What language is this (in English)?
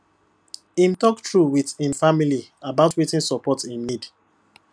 Nigerian Pidgin